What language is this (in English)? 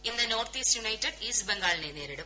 Malayalam